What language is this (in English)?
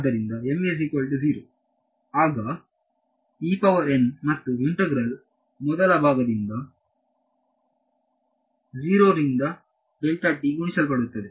Kannada